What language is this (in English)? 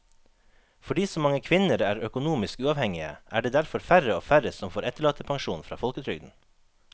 Norwegian